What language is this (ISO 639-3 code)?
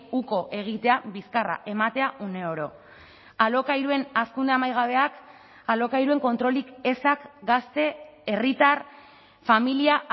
eus